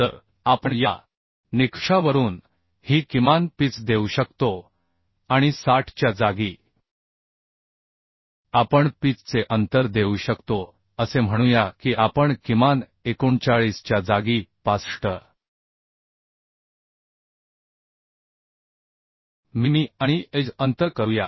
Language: Marathi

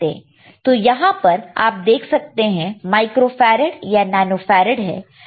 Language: Hindi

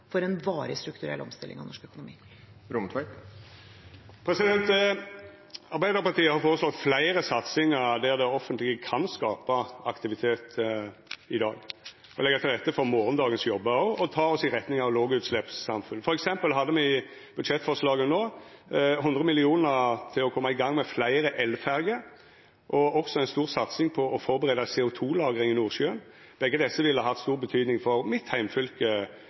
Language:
Norwegian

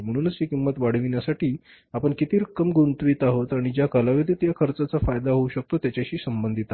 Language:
Marathi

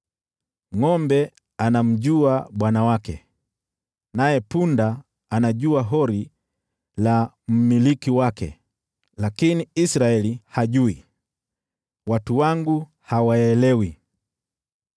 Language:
Swahili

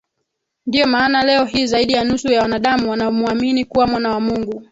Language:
Swahili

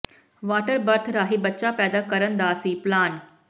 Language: Punjabi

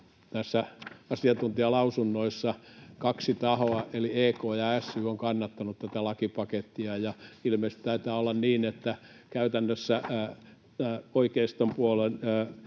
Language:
Finnish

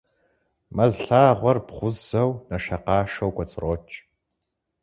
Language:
Kabardian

